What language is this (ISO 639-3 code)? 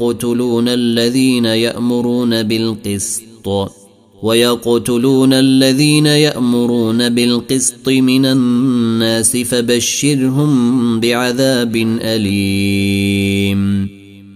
ara